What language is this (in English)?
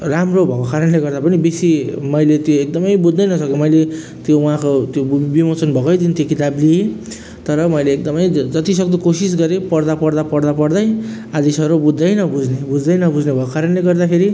Nepali